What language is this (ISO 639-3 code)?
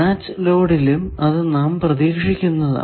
mal